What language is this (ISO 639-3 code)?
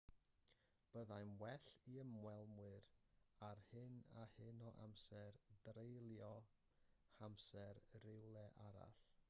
cym